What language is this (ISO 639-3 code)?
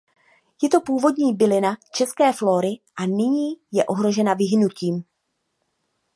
ces